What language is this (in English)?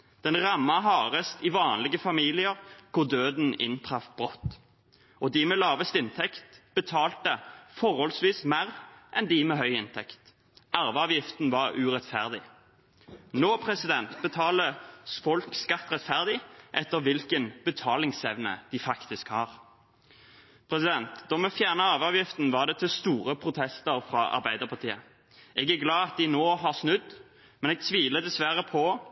Norwegian Bokmål